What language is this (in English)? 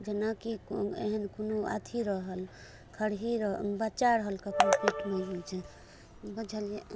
Maithili